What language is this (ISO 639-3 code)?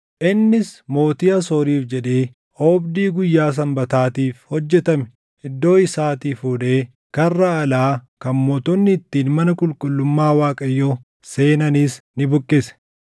orm